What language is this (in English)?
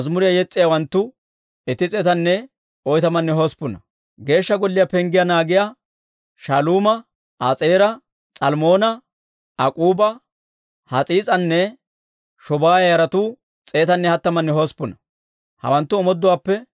Dawro